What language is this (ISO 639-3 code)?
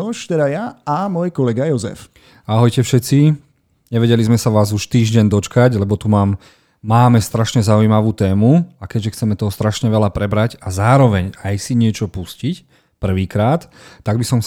slk